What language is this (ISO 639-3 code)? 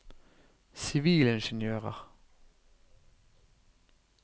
nor